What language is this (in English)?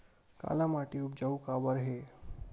Chhattisgarhi